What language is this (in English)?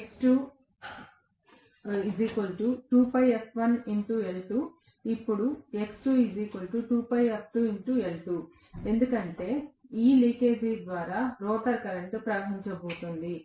Telugu